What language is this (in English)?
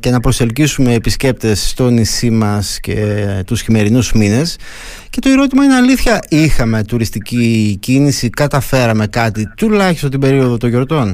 Greek